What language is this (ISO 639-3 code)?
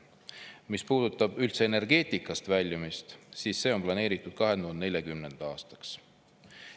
est